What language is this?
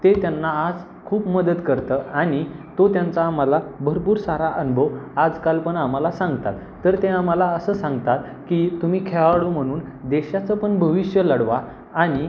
Marathi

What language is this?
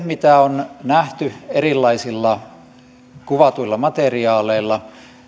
Finnish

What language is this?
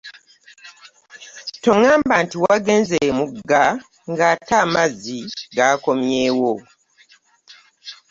Ganda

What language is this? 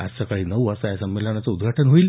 Marathi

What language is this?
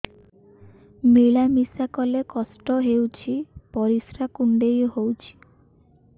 Odia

